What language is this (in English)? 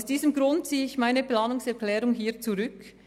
Swiss German